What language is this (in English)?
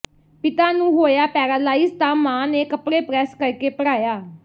Punjabi